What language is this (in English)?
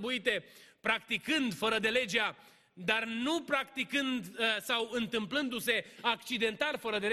Romanian